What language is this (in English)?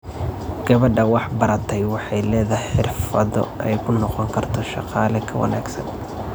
Somali